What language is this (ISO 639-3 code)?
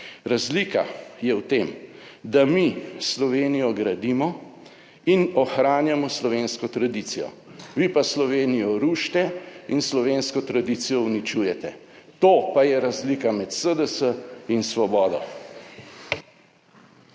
slv